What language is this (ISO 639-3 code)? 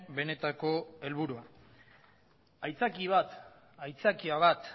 eus